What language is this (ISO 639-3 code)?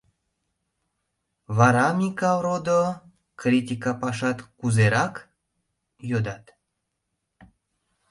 chm